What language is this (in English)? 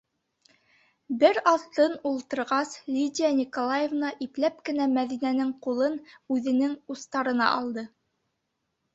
Bashkir